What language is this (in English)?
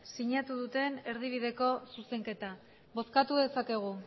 Basque